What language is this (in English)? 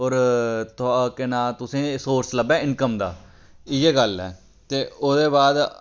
Dogri